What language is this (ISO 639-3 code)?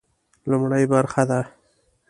pus